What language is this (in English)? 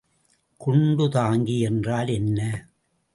Tamil